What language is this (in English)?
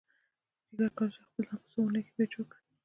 Pashto